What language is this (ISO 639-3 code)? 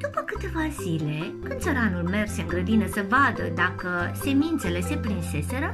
ron